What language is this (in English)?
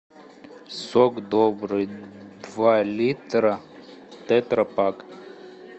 Russian